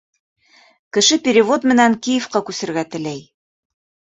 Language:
Bashkir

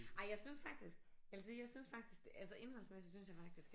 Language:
Danish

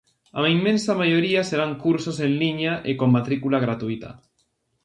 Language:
Galician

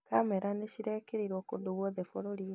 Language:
Kikuyu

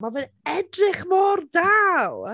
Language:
Welsh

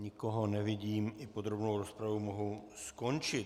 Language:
Czech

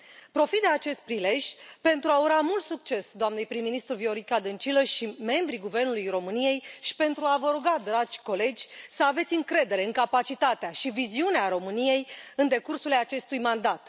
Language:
Romanian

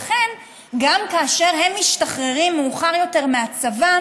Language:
Hebrew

